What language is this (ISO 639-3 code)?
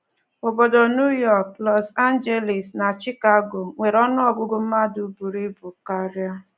ibo